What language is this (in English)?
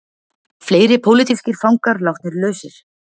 Icelandic